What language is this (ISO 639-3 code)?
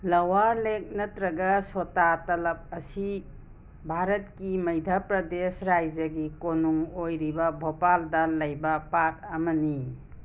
mni